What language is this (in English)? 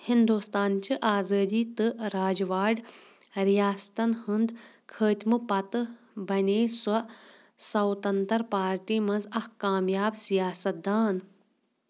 Kashmiri